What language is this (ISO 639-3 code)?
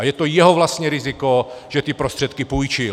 ces